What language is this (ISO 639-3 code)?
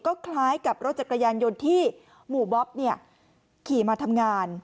tha